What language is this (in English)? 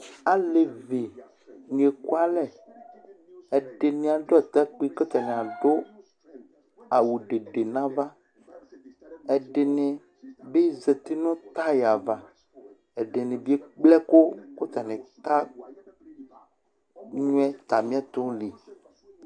Ikposo